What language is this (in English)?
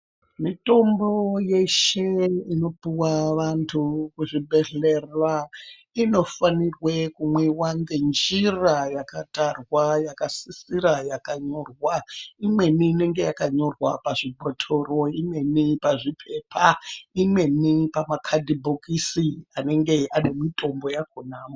Ndau